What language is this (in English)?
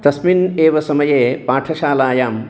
Sanskrit